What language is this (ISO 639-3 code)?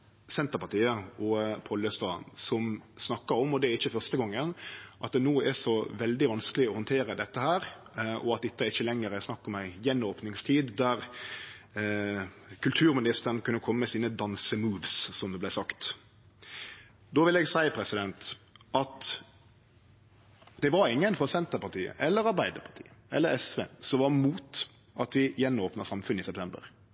nno